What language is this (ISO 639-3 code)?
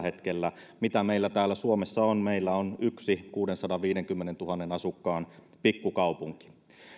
fin